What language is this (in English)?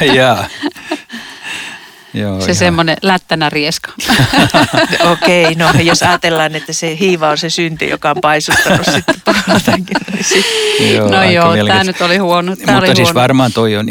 Finnish